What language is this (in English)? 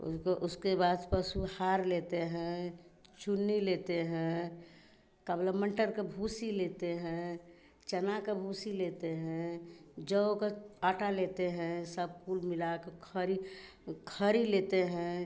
Hindi